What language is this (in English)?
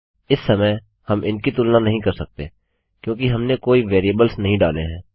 Hindi